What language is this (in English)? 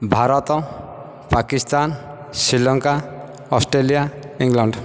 Odia